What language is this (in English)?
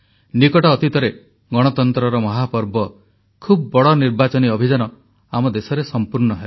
Odia